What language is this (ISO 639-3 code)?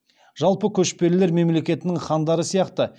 kaz